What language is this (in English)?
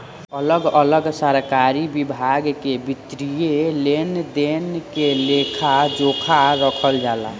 Bhojpuri